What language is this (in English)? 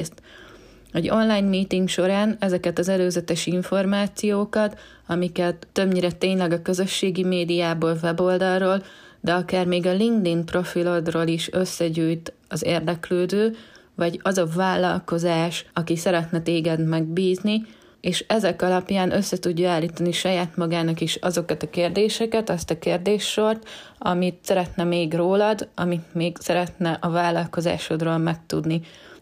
Hungarian